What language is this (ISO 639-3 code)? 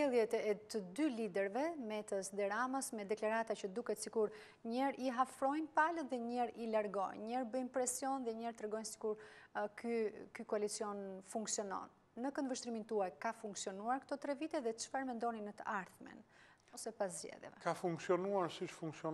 ron